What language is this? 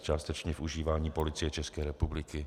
Czech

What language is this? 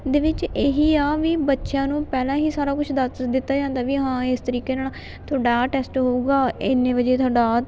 Punjabi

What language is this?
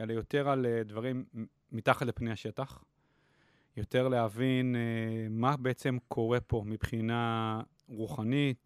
Hebrew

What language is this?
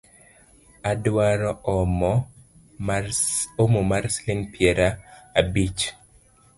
Luo (Kenya and Tanzania)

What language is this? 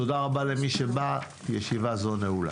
Hebrew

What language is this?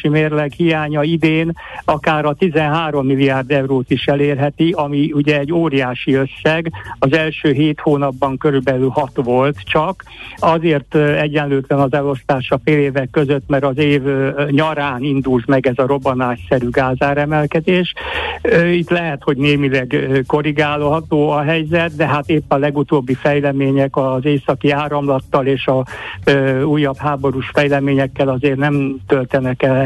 Hungarian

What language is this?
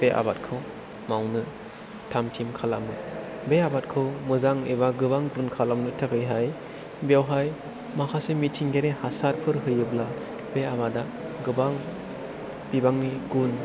Bodo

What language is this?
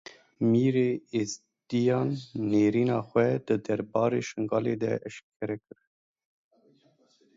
Kurdish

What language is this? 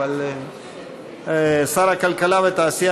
Hebrew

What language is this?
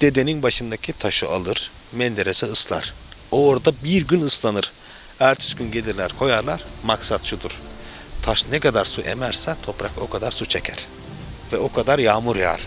Turkish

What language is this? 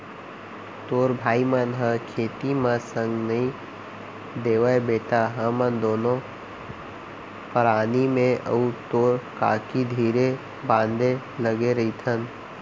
Chhattisgarhi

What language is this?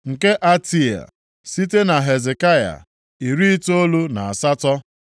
Igbo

